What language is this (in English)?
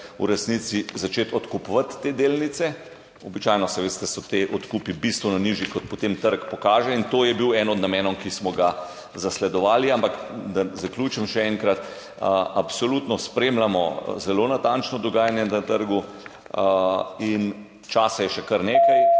Slovenian